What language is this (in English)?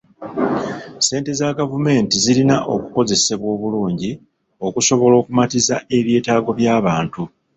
Ganda